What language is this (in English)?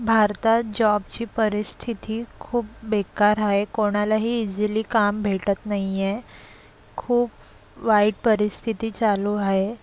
Marathi